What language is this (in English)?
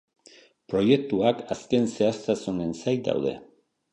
Basque